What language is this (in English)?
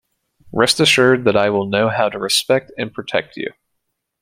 English